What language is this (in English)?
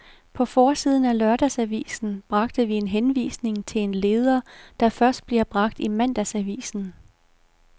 Danish